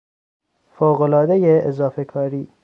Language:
Persian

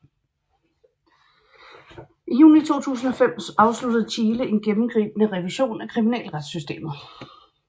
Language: Danish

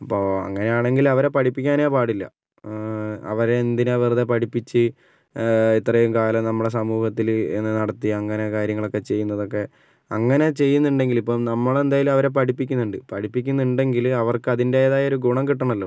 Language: Malayalam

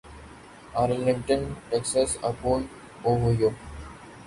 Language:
Urdu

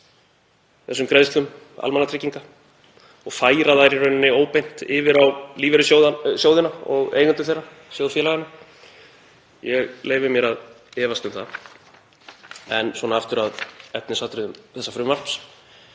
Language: Icelandic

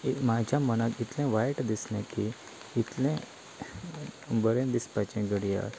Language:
Konkani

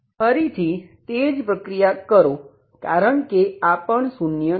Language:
Gujarati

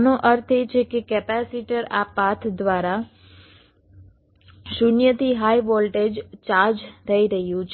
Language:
Gujarati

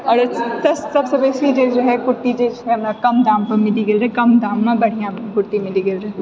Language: Maithili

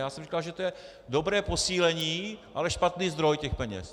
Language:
Czech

